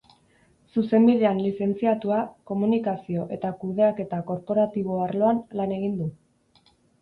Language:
Basque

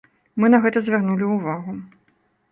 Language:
Belarusian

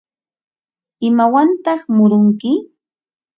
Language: Ambo-Pasco Quechua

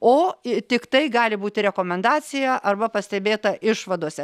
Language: Lithuanian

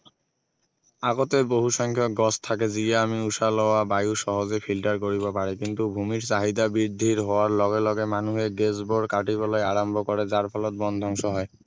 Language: Assamese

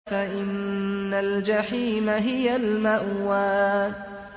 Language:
Arabic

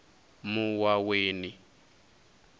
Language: Venda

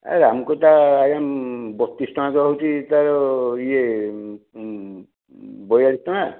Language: Odia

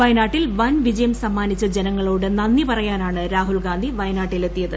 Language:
Malayalam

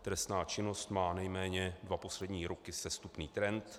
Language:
Czech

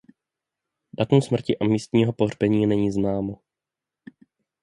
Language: Czech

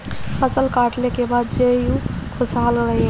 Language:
Bhojpuri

